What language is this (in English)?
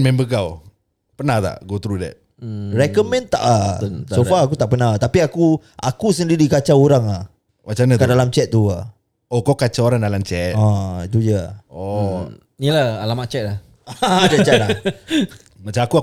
Malay